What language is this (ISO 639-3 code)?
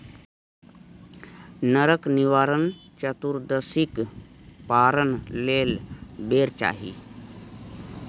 mai